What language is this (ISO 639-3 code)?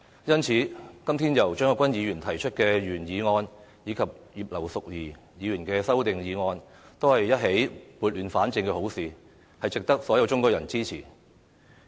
yue